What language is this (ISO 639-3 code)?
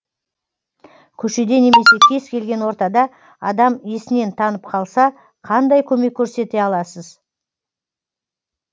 kaz